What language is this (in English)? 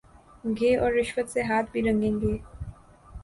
Urdu